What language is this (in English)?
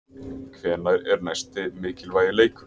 Icelandic